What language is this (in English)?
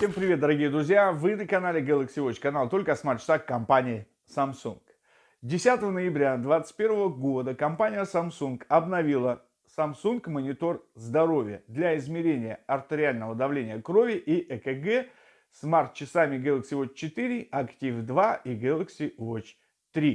Russian